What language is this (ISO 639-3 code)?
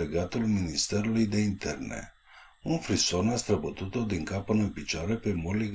ron